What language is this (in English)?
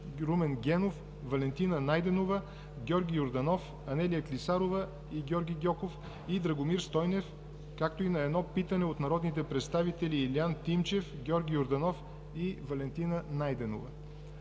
Bulgarian